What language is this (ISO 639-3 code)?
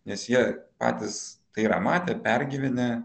lit